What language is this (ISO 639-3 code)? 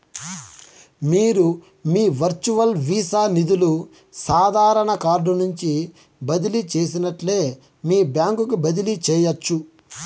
tel